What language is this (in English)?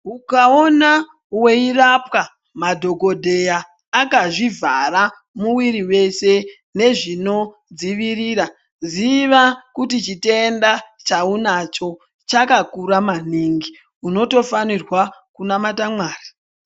Ndau